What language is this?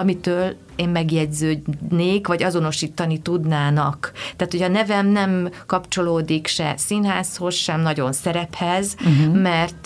Hungarian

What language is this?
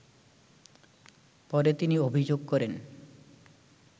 Bangla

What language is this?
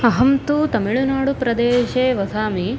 Sanskrit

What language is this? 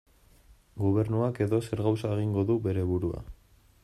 Basque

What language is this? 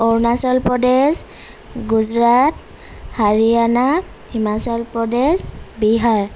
Assamese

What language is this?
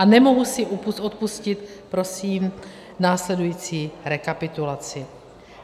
Czech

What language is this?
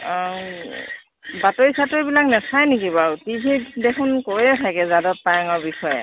Assamese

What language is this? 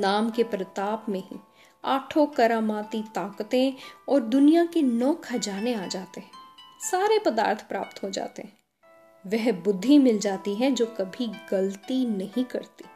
Hindi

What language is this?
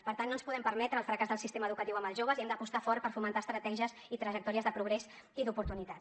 Catalan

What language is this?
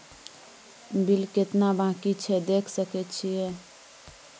Maithili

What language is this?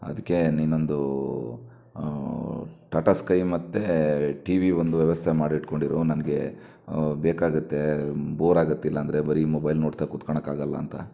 Kannada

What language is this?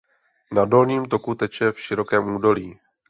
Czech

